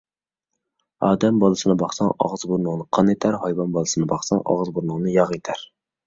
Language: Uyghur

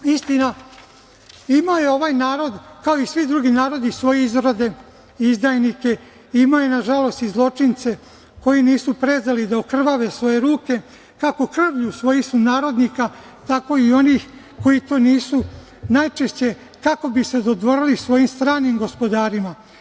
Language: Serbian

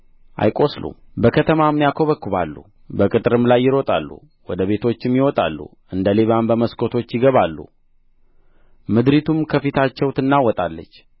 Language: Amharic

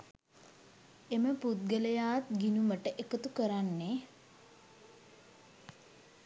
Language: Sinhala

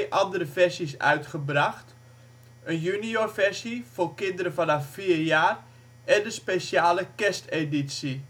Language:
Dutch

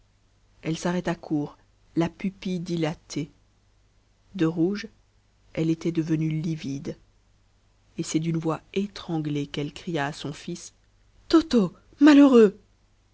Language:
French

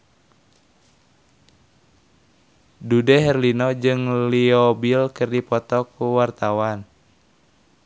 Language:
Sundanese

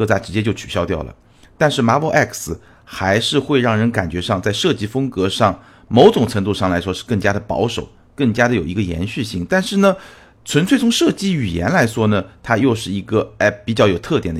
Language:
Chinese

